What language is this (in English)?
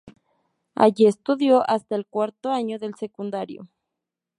Spanish